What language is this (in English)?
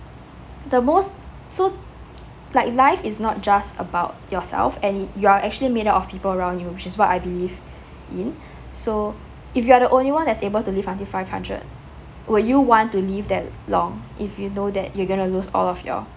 English